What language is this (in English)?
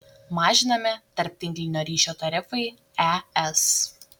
Lithuanian